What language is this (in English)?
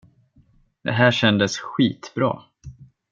Swedish